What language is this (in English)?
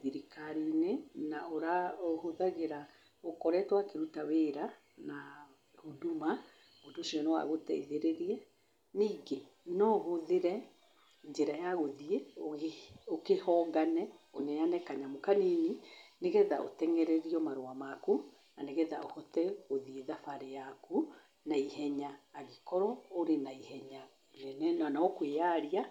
Kikuyu